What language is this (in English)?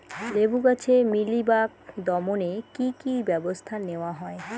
Bangla